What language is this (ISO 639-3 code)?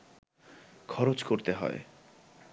ben